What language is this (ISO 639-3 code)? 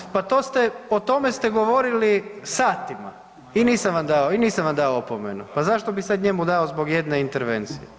hrv